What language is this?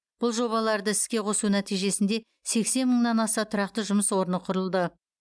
Kazakh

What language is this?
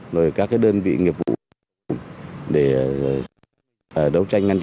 Vietnamese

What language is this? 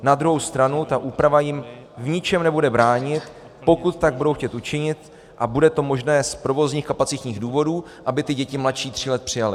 Czech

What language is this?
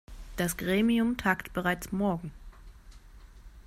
German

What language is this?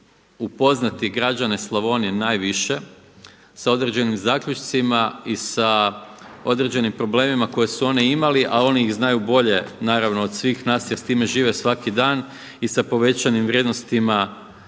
Croatian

